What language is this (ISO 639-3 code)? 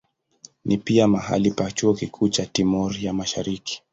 swa